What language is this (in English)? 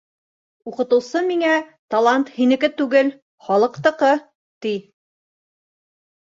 Bashkir